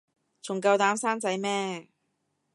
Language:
Cantonese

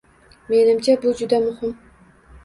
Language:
Uzbek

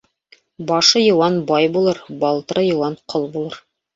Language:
Bashkir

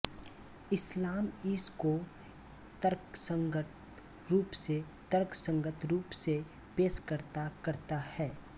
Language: Hindi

